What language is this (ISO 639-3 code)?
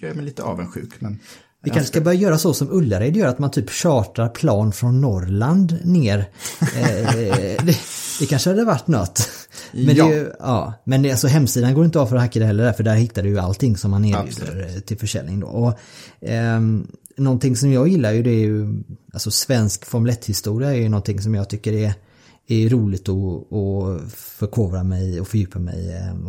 swe